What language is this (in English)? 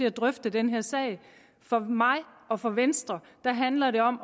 Danish